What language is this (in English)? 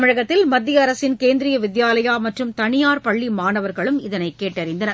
Tamil